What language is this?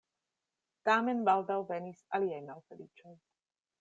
Esperanto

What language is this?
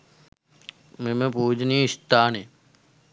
Sinhala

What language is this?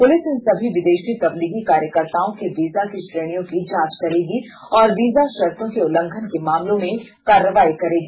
Hindi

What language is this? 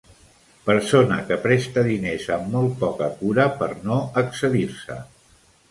Catalan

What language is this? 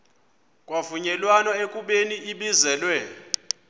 Xhosa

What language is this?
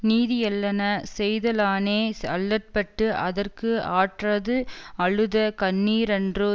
Tamil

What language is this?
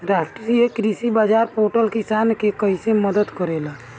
Bhojpuri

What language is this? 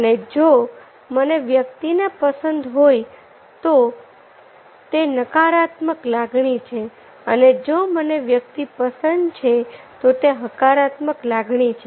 Gujarati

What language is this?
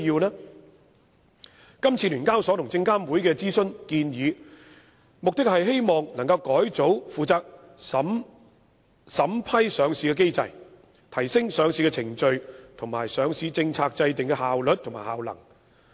Cantonese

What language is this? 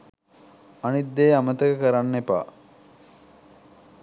Sinhala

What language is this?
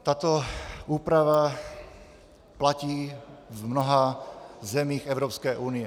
Czech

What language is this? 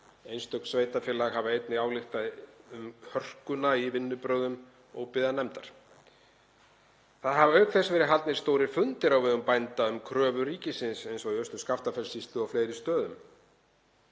Icelandic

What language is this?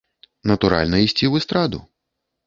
Belarusian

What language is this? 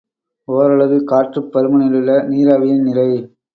Tamil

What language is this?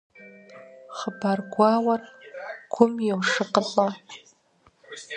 Kabardian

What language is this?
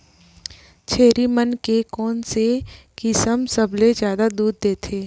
Chhattisgarhi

